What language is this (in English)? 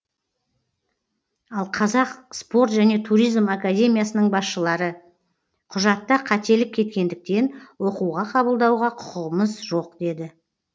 Kazakh